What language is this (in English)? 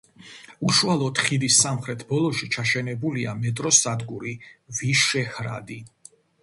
Georgian